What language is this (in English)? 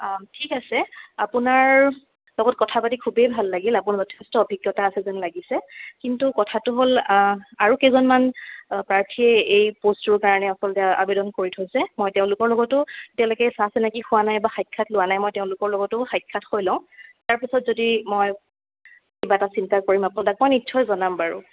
Assamese